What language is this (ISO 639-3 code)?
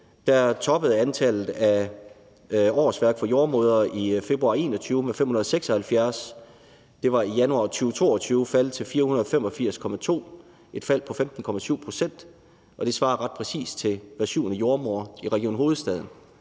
dan